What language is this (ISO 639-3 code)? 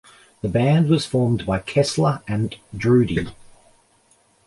eng